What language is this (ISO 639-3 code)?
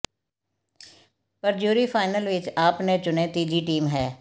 pan